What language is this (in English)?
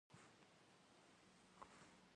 Kabardian